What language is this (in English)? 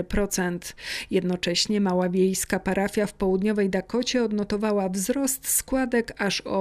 Polish